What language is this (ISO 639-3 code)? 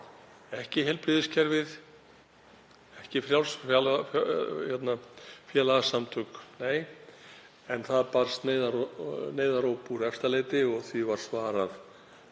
isl